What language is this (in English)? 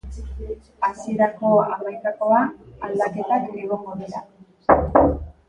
Basque